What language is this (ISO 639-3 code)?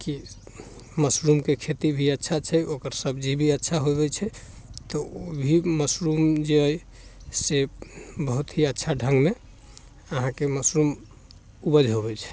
mai